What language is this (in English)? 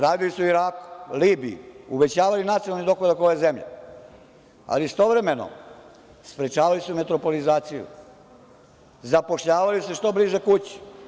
Serbian